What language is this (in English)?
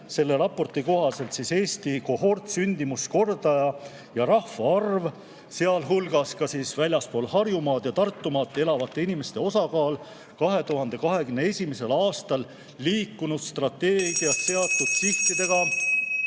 Estonian